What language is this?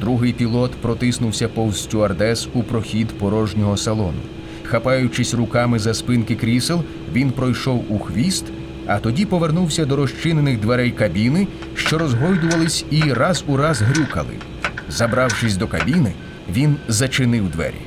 Ukrainian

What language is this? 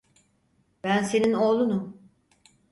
Turkish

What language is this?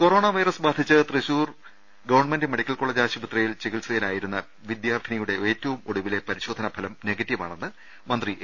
Malayalam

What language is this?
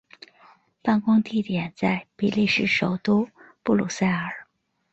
Chinese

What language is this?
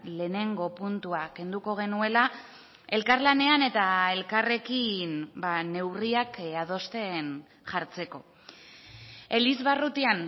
Basque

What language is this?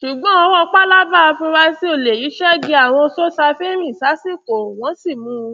Yoruba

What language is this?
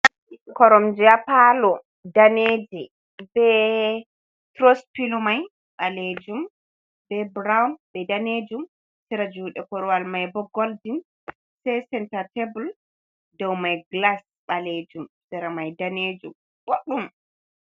Fula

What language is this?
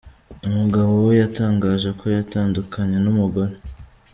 Kinyarwanda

